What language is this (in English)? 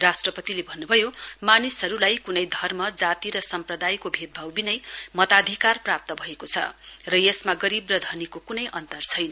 Nepali